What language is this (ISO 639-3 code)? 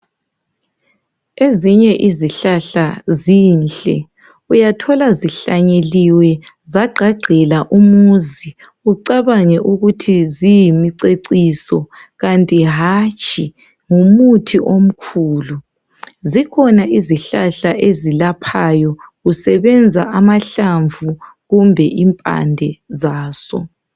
nde